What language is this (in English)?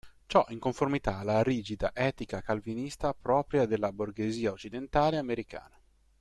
Italian